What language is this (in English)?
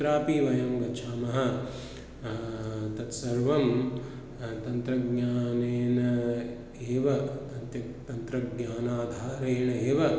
Sanskrit